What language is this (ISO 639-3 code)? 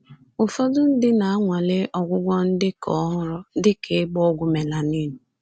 ibo